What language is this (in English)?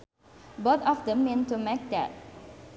Sundanese